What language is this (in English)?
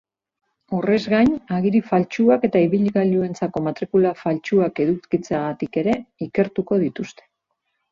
Basque